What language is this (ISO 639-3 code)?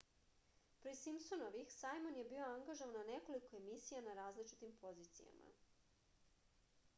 srp